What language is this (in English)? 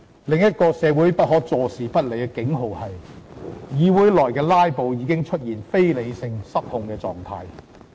Cantonese